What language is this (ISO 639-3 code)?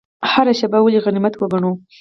pus